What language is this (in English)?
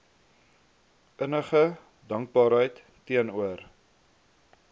Afrikaans